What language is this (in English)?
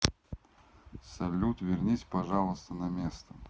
Russian